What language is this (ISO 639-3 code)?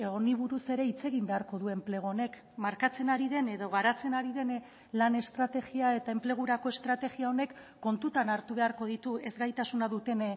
eus